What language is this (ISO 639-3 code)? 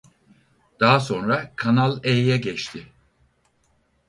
tur